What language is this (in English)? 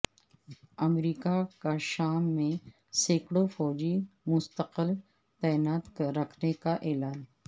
Urdu